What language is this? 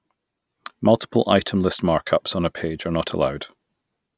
English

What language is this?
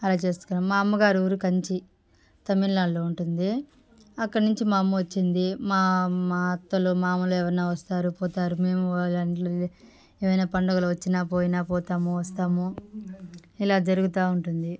Telugu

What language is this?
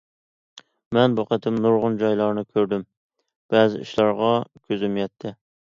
Uyghur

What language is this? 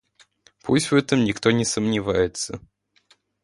Russian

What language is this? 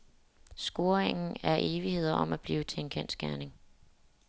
Danish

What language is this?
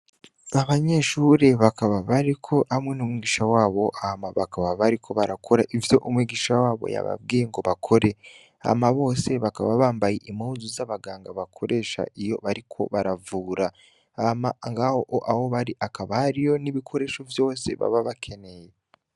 Rundi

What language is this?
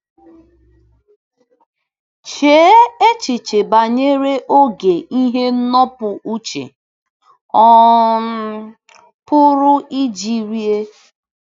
Igbo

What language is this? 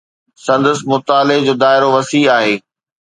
Sindhi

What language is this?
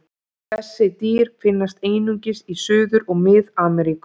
Icelandic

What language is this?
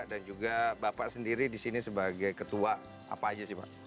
Indonesian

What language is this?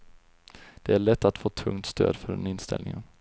Swedish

